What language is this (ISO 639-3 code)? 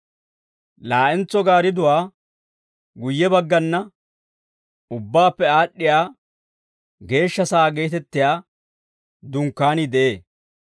dwr